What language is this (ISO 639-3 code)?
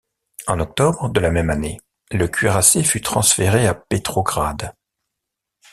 fra